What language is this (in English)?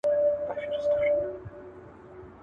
Pashto